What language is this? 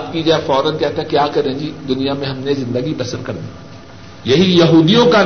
Urdu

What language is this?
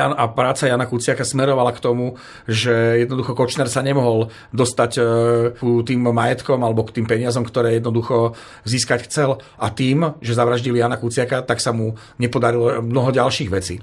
Slovak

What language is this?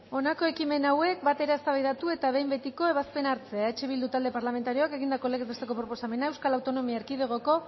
Basque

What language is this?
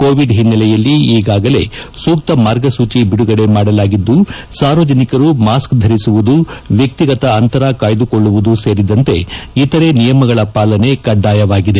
Kannada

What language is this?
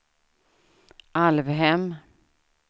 Swedish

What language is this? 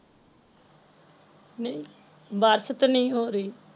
Punjabi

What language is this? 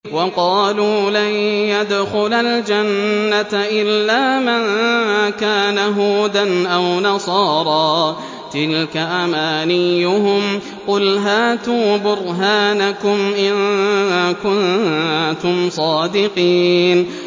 Arabic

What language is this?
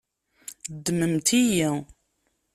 Kabyle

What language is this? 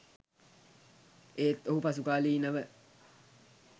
Sinhala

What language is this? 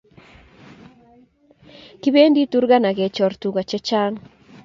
Kalenjin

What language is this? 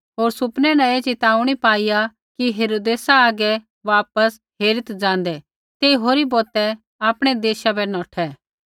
Kullu Pahari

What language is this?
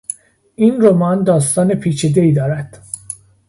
Persian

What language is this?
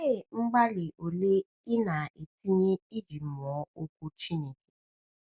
Igbo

